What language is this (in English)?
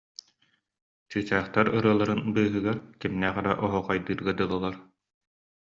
Yakut